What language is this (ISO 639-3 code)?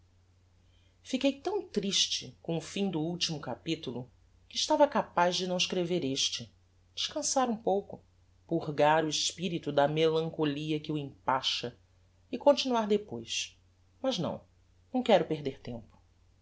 por